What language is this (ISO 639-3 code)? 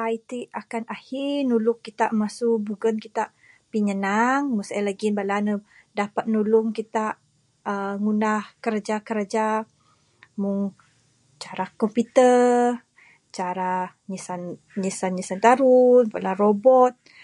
sdo